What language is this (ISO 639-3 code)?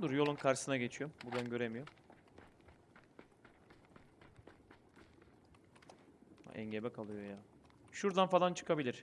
tur